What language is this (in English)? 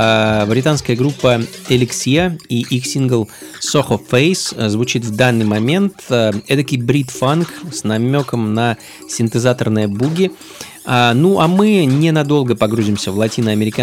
Russian